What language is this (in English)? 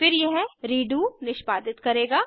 Hindi